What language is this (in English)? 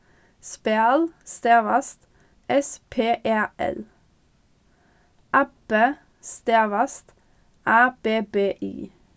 Faroese